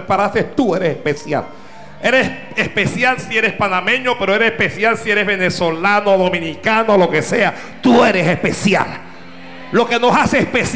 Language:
Spanish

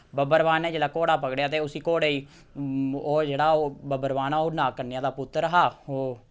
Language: Dogri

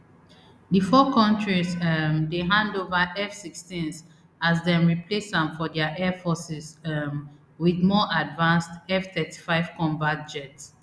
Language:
Nigerian Pidgin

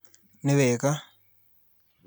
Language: Kikuyu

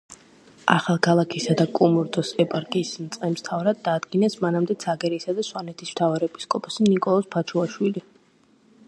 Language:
Georgian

